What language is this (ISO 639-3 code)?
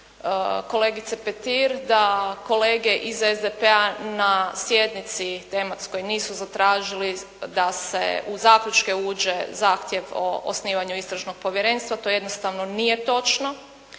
hrv